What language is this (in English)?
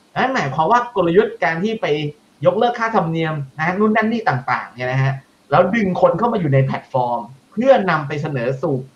Thai